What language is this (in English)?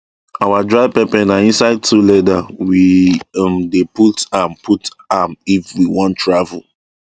Nigerian Pidgin